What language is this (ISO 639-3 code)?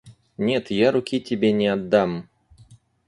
rus